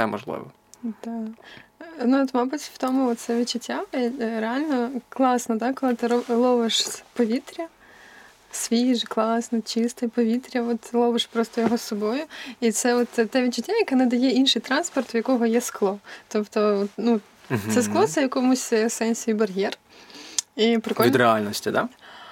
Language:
Ukrainian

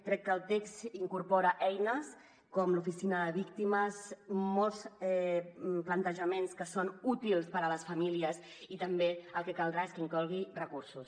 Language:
Catalan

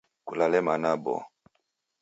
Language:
Taita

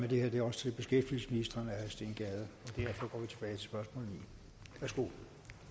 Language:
Danish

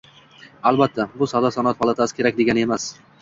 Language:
Uzbek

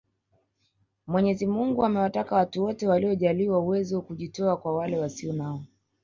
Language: Swahili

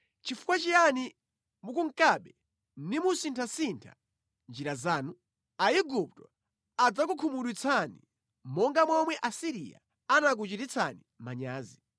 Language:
Nyanja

